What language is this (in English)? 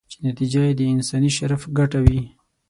Pashto